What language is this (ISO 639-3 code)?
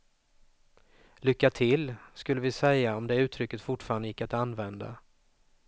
swe